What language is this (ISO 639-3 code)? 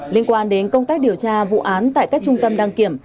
vie